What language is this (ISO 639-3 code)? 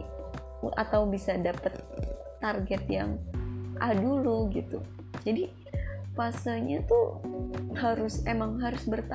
ind